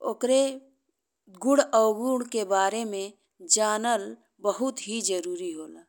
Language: Bhojpuri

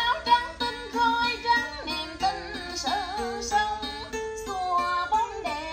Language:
Vietnamese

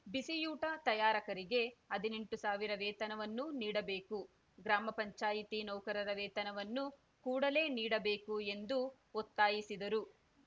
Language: Kannada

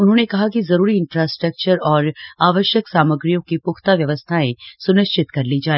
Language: Hindi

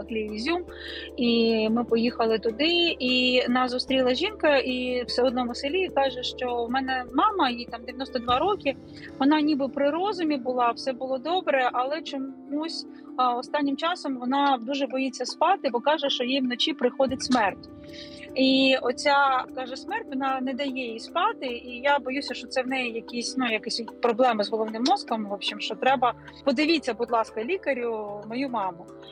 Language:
Ukrainian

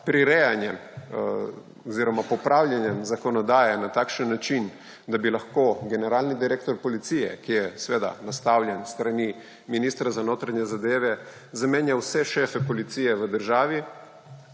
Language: Slovenian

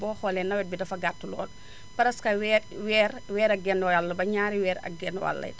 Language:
Wolof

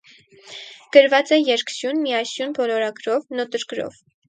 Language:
Armenian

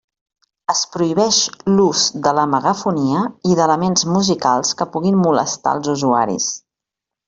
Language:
Catalan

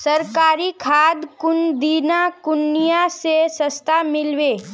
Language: Magahi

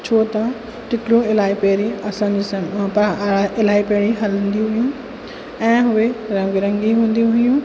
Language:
Sindhi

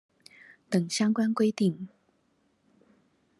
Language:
Chinese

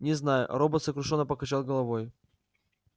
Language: Russian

